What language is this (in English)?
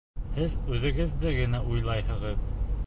Bashkir